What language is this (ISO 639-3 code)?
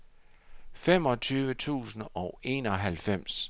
dan